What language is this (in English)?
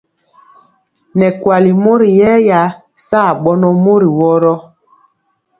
Mpiemo